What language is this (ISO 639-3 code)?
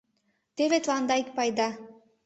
chm